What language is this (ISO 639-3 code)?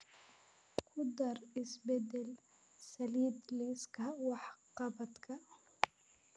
som